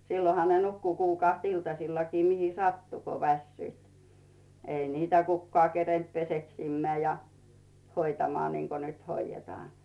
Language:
Finnish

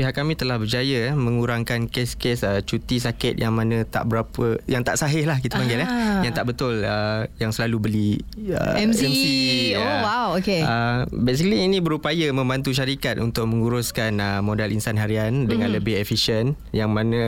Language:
Malay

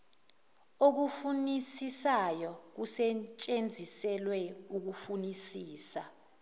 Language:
Zulu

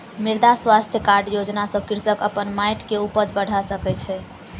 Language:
Maithili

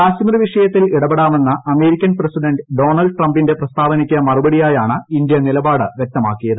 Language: Malayalam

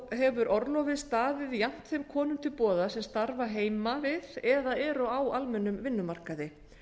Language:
Icelandic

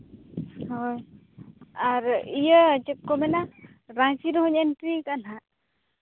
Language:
Santali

